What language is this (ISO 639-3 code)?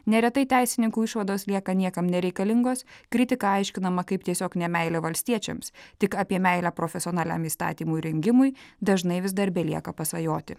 lit